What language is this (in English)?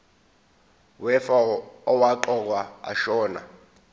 Zulu